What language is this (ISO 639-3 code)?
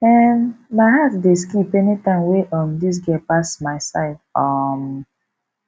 pcm